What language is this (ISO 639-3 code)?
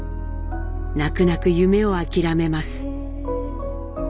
jpn